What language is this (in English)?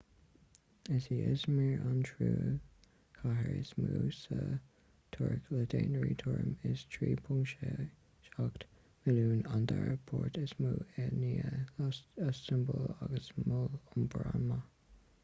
Irish